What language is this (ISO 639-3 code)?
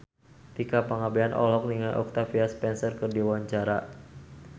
sun